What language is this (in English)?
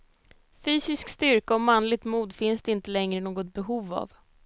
Swedish